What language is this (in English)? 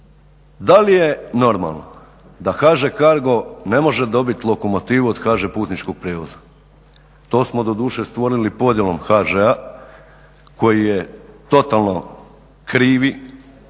Croatian